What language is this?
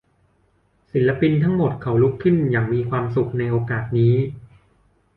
Thai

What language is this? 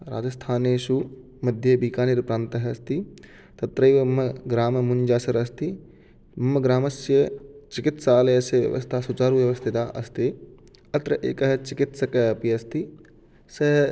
Sanskrit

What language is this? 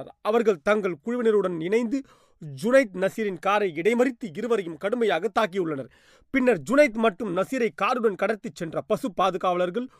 Tamil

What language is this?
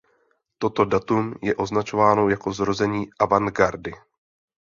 Czech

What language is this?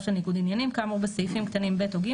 Hebrew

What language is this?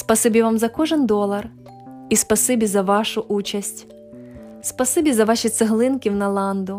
Ukrainian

